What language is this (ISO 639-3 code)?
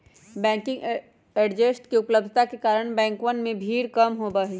mag